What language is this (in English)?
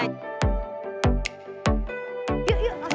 Indonesian